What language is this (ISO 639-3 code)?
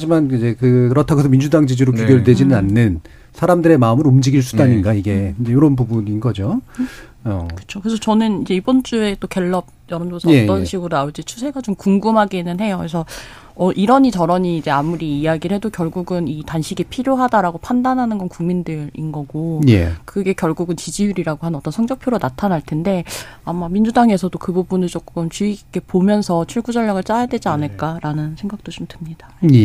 kor